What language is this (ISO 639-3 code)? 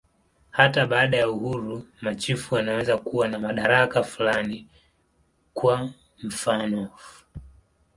swa